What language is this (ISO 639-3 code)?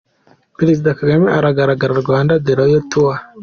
kin